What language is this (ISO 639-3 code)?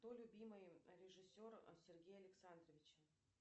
rus